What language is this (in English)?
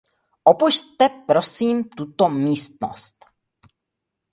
Czech